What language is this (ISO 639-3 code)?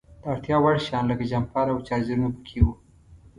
pus